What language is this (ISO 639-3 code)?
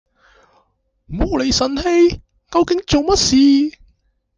yue